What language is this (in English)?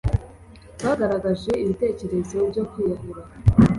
Kinyarwanda